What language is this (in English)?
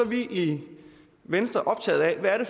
Danish